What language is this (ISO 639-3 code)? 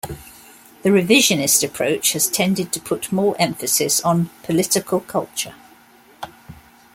eng